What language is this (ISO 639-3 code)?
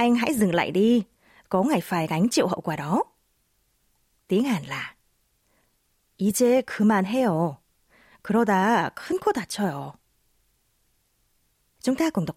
vie